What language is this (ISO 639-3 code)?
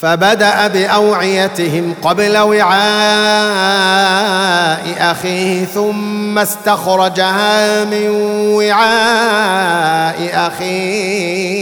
ara